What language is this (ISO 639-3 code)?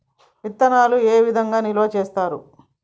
tel